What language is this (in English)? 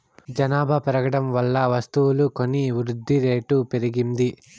Telugu